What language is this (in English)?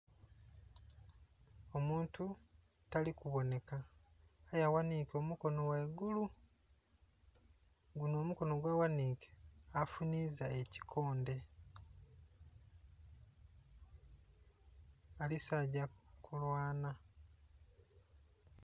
Soga